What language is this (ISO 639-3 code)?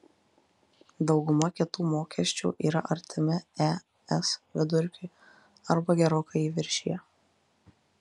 lit